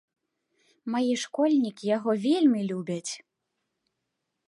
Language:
Belarusian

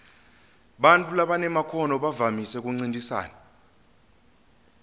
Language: Swati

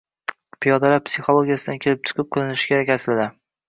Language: Uzbek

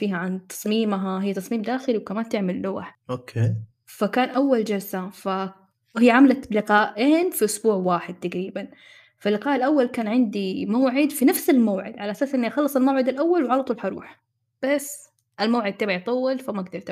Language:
Arabic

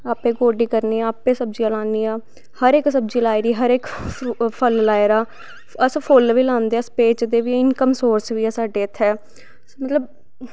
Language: Dogri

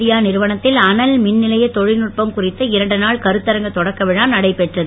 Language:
Tamil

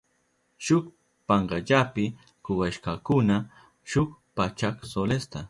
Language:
Southern Pastaza Quechua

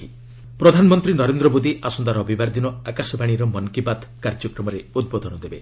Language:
Odia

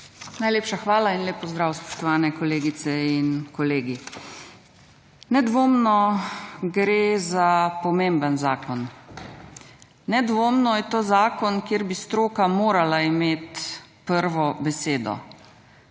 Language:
Slovenian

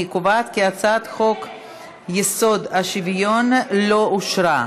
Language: Hebrew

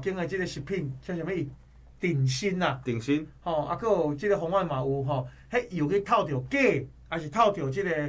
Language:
Chinese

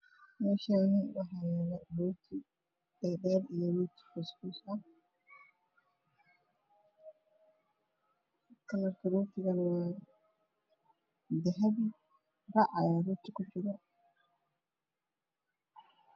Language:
Somali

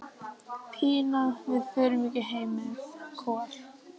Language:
Icelandic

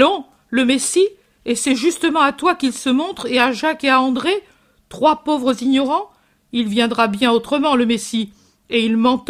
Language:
French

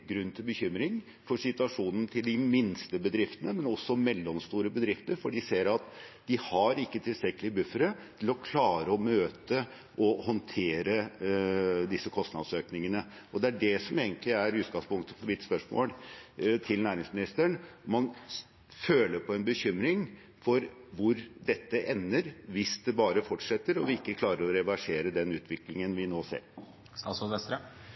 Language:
Norwegian Bokmål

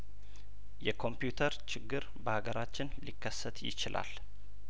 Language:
Amharic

